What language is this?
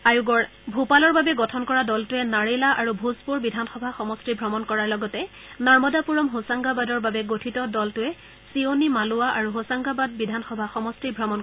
Assamese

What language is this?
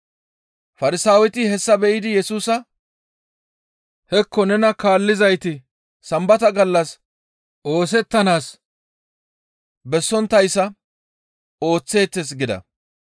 Gamo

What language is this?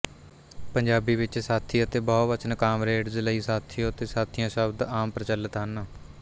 Punjabi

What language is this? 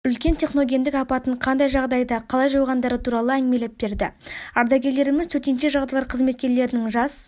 Kazakh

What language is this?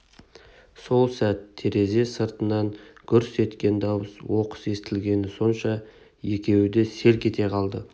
Kazakh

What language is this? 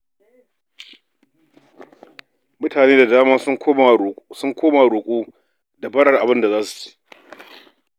Hausa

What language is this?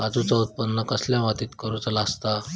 Marathi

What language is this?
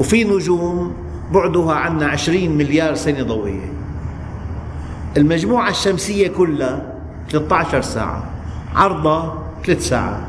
Arabic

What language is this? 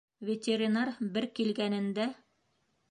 Bashkir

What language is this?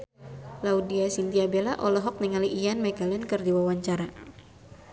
Sundanese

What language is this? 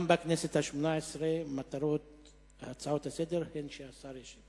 Hebrew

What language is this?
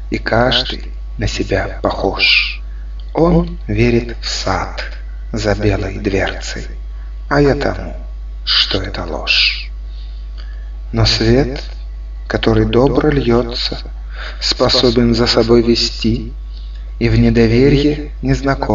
Russian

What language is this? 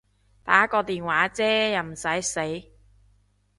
Cantonese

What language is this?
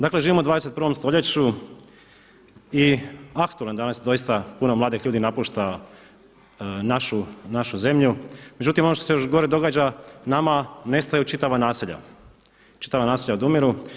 Croatian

